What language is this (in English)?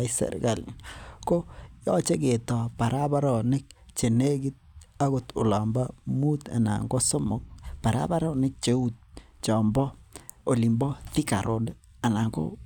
Kalenjin